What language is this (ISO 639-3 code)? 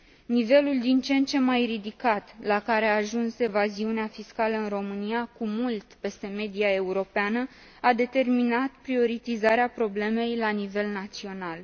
ron